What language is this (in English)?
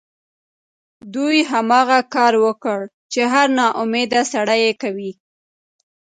Pashto